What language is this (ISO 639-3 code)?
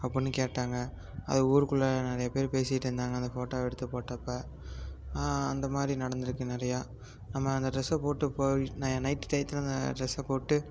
tam